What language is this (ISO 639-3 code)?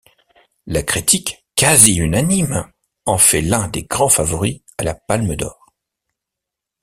fra